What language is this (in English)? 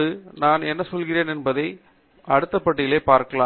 Tamil